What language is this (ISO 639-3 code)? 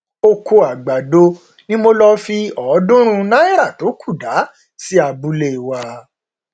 yor